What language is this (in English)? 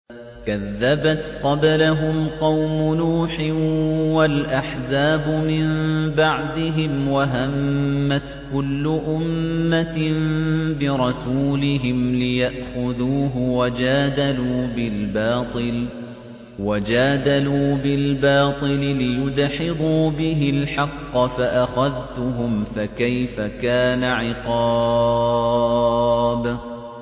Arabic